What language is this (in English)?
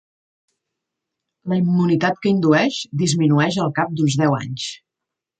Catalan